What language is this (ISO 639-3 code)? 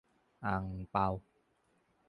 tha